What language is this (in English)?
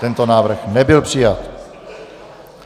Czech